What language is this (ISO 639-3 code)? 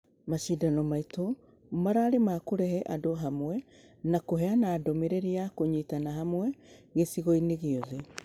kik